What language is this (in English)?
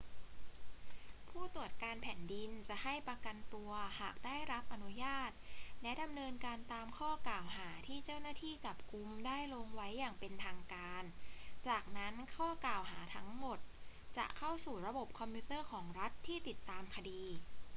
Thai